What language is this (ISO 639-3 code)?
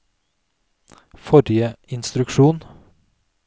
nor